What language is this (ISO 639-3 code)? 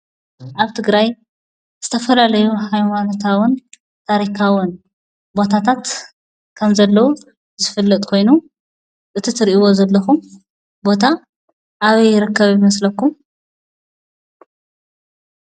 tir